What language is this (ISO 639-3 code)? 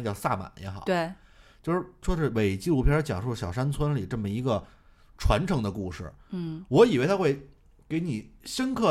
zho